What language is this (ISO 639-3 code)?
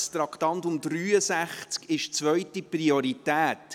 gsw